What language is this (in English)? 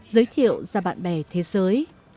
Vietnamese